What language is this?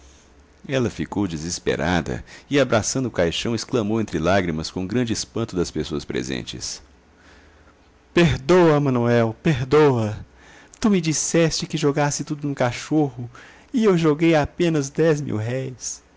Portuguese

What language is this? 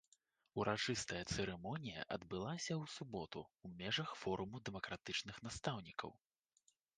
Belarusian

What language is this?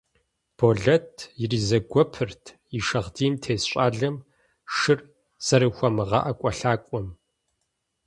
Kabardian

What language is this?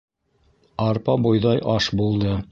Bashkir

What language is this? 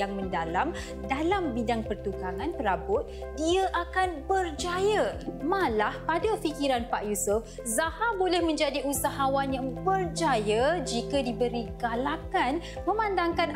Malay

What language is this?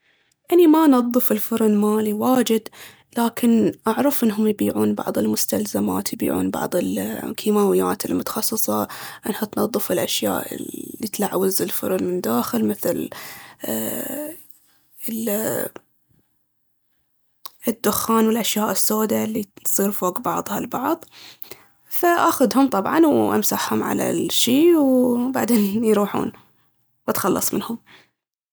Baharna Arabic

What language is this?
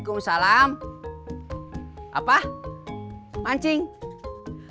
Indonesian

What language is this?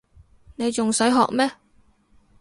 Cantonese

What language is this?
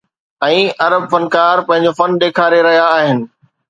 Sindhi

